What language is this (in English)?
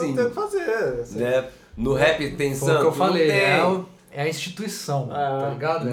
Portuguese